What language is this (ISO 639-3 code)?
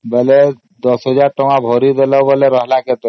ori